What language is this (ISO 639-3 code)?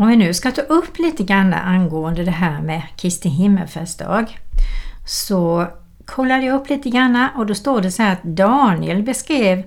swe